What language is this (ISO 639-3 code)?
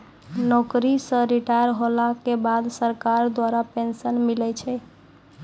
mai